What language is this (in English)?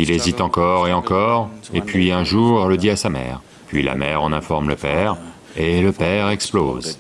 French